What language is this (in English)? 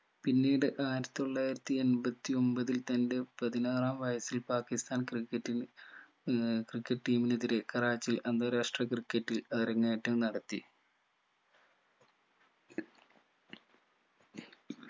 Malayalam